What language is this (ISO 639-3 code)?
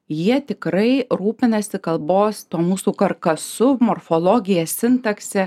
lit